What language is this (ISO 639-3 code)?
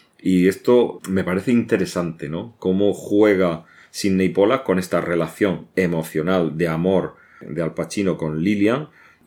spa